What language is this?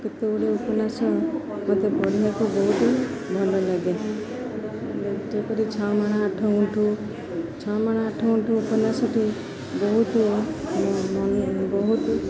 Odia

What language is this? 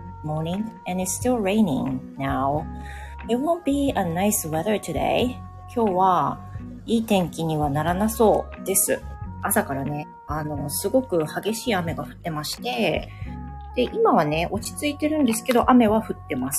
Japanese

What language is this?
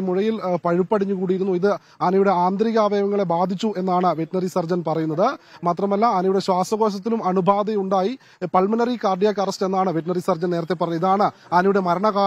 Malayalam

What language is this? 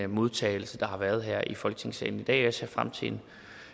Danish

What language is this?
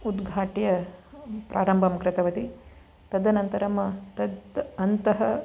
Sanskrit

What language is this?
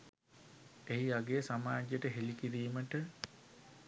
Sinhala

